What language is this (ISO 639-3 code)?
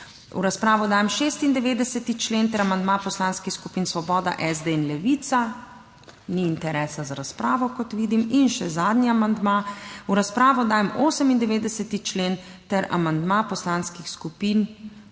slv